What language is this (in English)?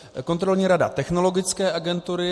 Czech